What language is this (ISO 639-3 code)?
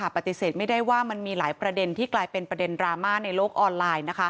tha